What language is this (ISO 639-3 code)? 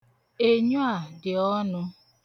ibo